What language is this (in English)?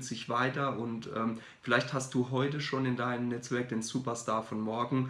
German